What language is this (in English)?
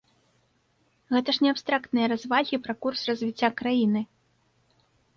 Belarusian